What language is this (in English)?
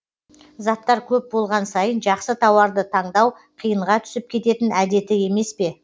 Kazakh